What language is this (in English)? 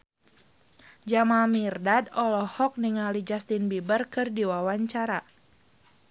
Sundanese